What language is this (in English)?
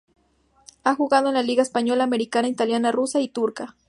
Spanish